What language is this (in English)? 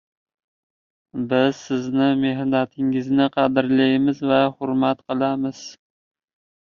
Uzbek